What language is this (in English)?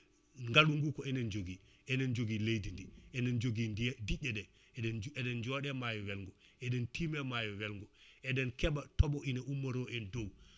Fula